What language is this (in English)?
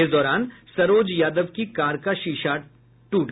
Hindi